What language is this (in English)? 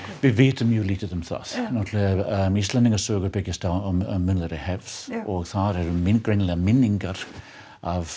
Icelandic